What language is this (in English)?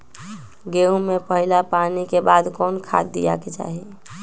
Magahi